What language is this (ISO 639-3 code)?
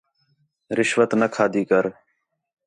xhe